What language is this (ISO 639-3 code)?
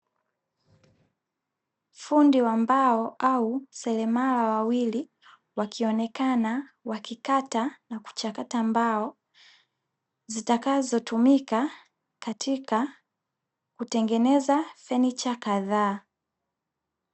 swa